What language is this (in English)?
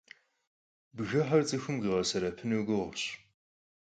Kabardian